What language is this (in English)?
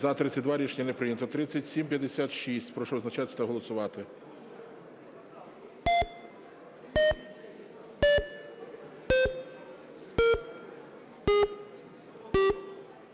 Ukrainian